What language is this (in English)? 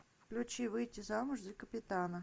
Russian